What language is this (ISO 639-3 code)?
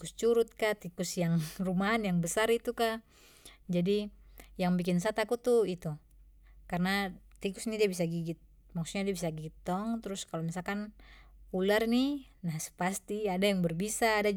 pmy